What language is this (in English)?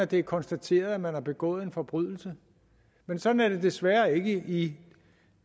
Danish